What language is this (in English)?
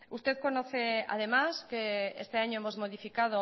Spanish